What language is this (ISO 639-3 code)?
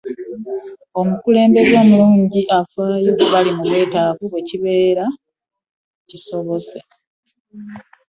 lug